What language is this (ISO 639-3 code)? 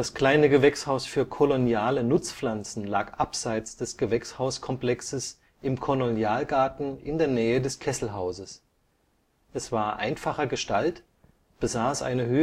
deu